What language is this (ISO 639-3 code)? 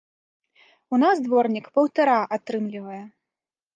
bel